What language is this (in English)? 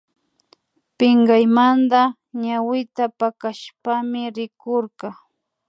Imbabura Highland Quichua